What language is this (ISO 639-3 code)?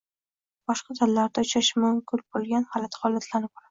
uzb